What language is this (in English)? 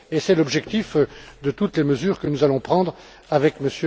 French